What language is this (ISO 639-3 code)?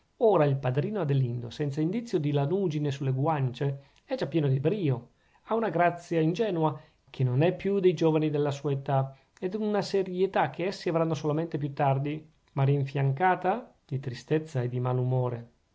ita